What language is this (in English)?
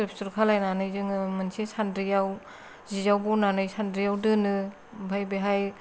Bodo